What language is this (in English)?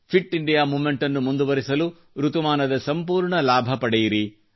Kannada